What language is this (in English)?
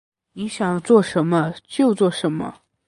Chinese